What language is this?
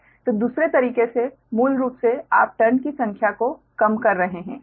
Hindi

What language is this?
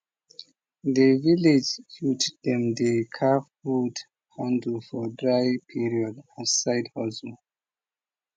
Nigerian Pidgin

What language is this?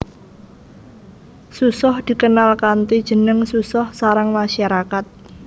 Javanese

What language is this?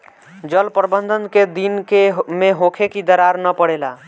Bhojpuri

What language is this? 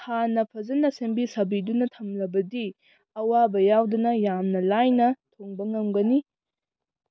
Manipuri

